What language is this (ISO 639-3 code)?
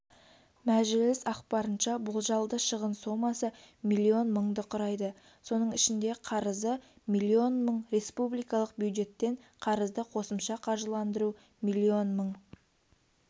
kaz